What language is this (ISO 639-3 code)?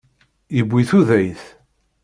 kab